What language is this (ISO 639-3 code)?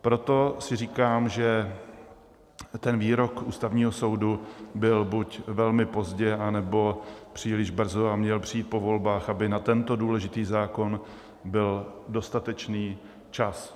ces